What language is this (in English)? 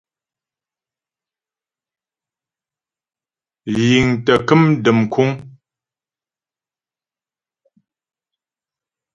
Ghomala